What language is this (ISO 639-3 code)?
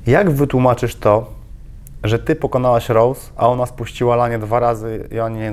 pol